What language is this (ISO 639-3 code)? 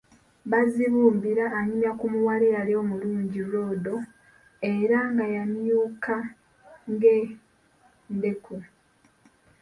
lug